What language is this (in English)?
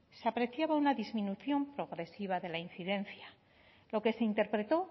Spanish